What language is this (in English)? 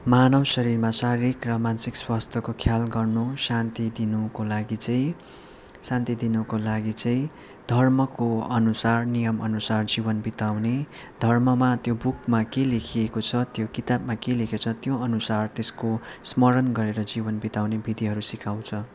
Nepali